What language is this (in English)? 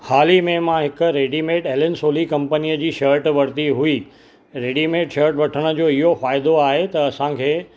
Sindhi